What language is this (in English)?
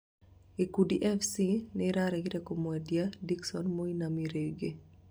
Kikuyu